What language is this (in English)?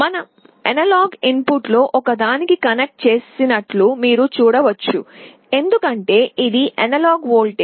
Telugu